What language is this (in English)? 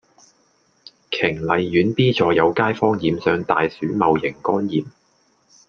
Cantonese